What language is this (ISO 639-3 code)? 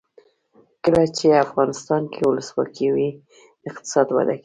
pus